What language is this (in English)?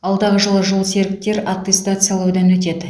Kazakh